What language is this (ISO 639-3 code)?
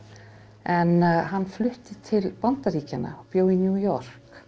isl